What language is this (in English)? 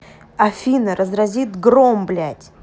Russian